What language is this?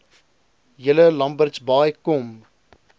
Afrikaans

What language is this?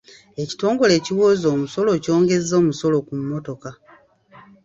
Ganda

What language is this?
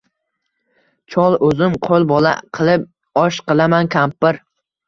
Uzbek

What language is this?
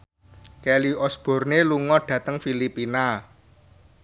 Javanese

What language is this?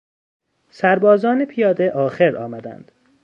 Persian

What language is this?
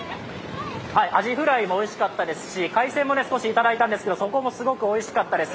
Japanese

